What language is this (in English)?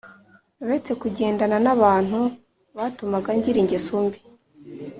Kinyarwanda